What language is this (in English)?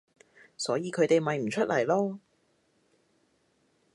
Cantonese